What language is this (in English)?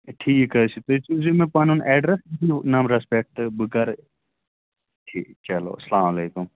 Kashmiri